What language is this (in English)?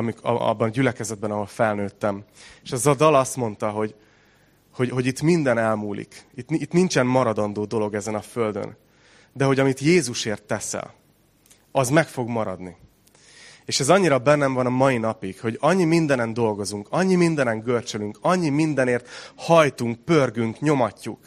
Hungarian